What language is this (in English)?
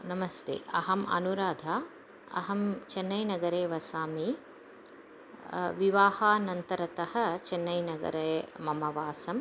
Sanskrit